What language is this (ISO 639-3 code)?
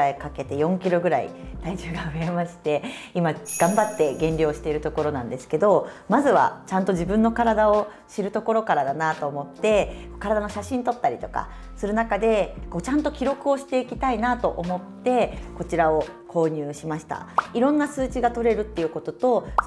jpn